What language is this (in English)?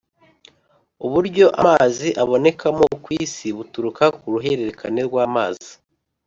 Kinyarwanda